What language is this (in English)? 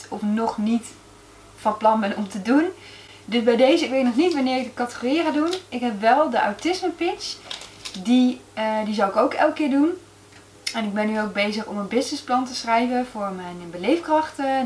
Dutch